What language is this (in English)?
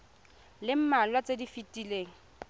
Tswana